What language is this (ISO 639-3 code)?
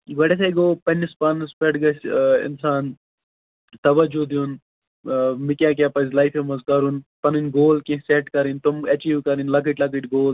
kas